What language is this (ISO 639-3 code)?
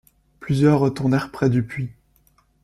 fra